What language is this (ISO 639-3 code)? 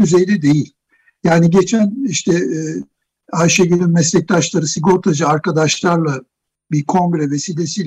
tur